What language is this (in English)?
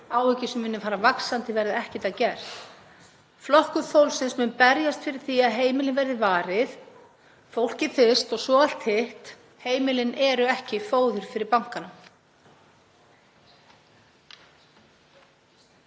Icelandic